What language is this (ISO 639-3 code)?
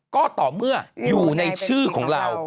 tha